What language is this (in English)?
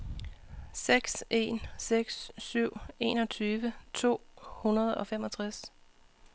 Danish